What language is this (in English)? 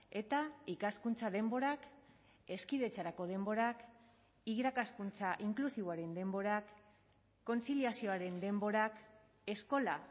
Basque